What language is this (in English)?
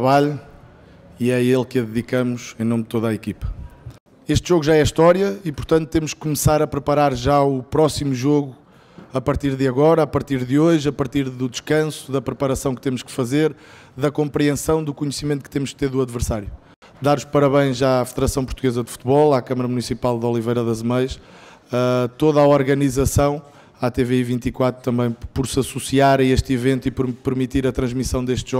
Portuguese